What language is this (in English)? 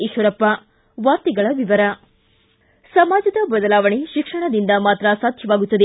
Kannada